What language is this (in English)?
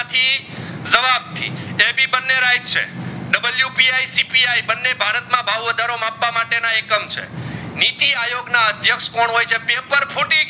Gujarati